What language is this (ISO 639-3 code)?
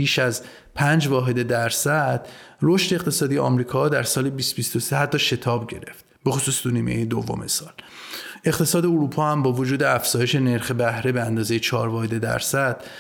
fas